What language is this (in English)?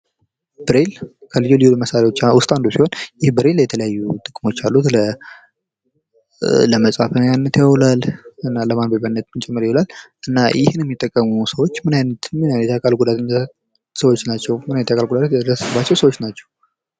Amharic